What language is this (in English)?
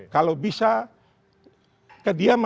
Indonesian